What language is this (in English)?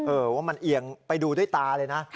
Thai